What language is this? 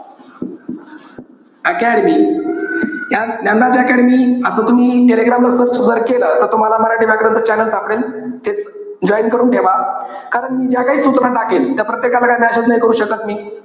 Marathi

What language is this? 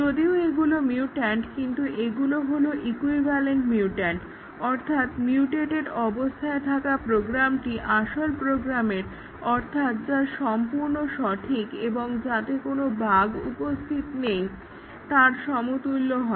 Bangla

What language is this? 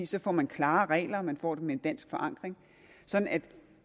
Danish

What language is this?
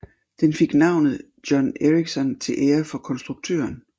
Danish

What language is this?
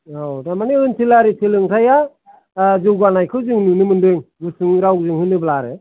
Bodo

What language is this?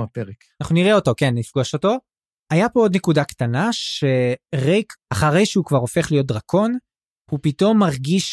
Hebrew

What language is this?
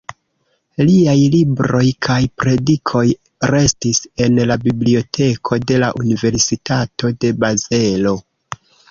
Esperanto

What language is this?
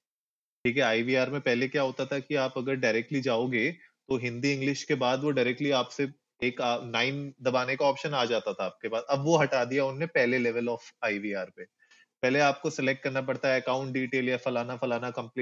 Hindi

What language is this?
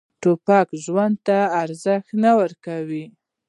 Pashto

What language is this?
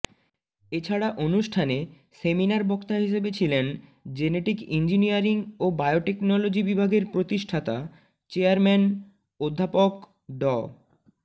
Bangla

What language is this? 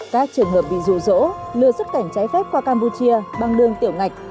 Vietnamese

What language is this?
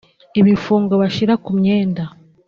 Kinyarwanda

